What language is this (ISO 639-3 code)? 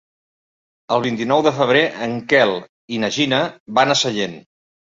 cat